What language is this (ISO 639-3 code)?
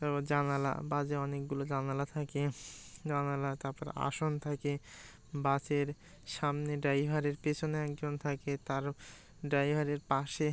ben